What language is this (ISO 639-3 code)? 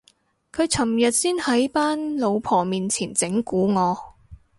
yue